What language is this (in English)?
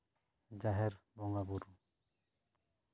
Santali